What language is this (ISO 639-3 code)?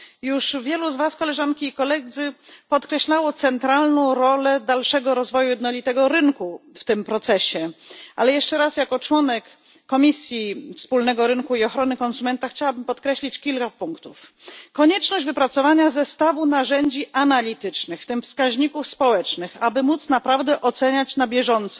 pol